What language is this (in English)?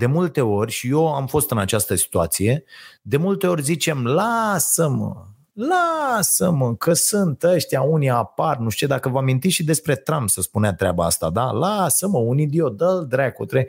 Romanian